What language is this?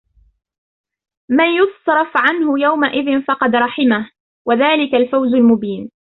Arabic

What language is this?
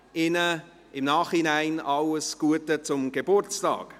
Swiss German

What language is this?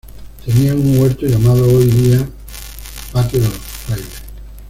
Spanish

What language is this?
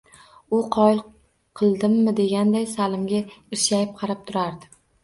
Uzbek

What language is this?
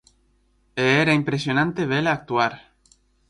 Galician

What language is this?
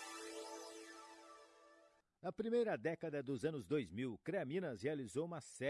Portuguese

